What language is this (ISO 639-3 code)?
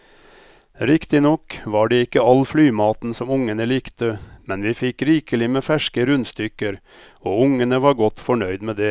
nor